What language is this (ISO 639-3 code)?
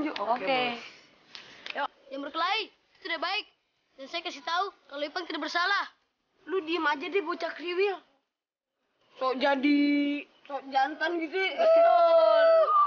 ind